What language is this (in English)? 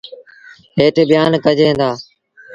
Sindhi Bhil